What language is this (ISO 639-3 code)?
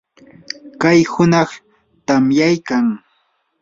qur